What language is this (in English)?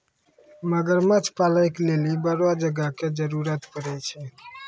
Maithili